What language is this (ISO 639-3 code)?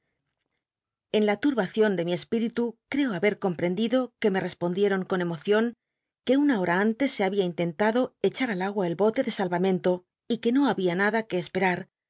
spa